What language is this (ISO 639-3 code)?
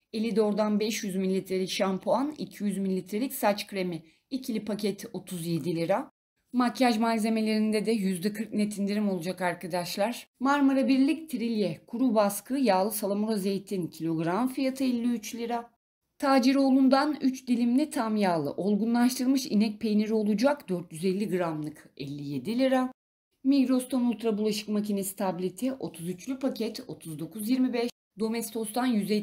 tur